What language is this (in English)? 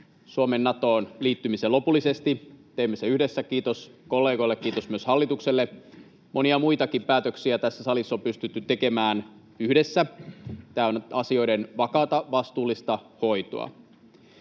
Finnish